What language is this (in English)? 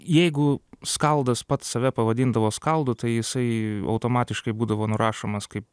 Lithuanian